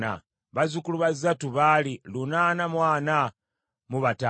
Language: Ganda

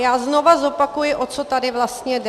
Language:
Czech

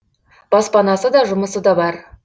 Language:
Kazakh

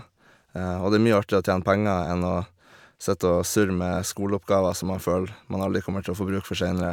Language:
Norwegian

